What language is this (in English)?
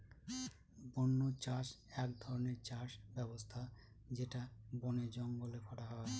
Bangla